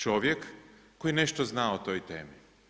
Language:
Croatian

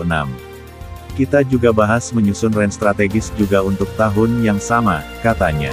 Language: Indonesian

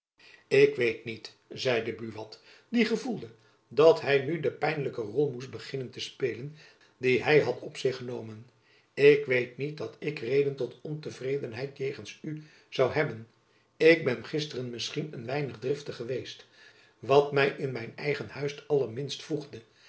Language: Dutch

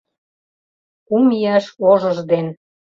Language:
Mari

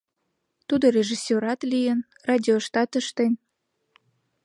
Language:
Mari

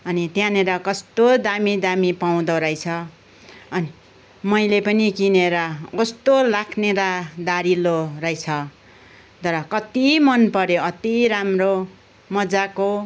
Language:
Nepali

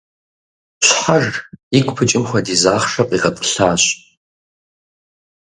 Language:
Kabardian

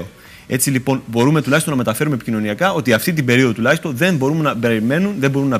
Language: Greek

